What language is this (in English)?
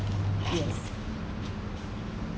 English